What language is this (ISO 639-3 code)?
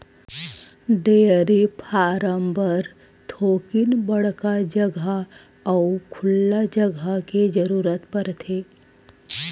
hne